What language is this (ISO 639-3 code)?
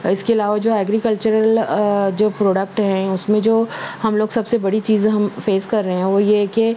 urd